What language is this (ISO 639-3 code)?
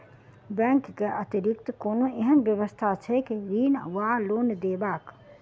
mai